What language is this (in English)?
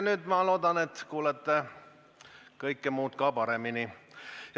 Estonian